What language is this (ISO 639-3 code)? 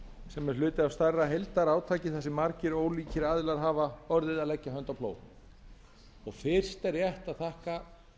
isl